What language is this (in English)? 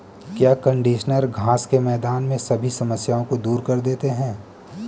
Hindi